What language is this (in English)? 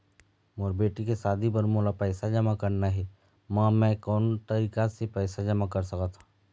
Chhattisgarhi